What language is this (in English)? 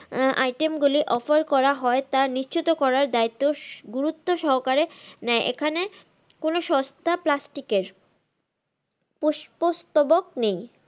Bangla